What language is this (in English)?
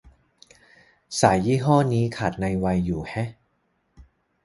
Thai